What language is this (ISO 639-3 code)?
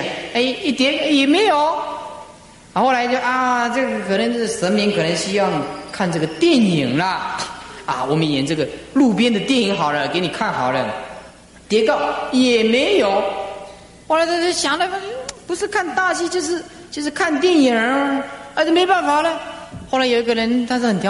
zho